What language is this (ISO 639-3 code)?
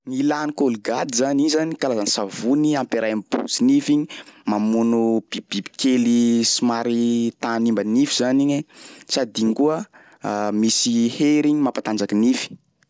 skg